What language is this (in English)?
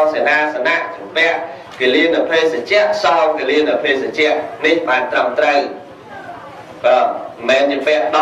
Vietnamese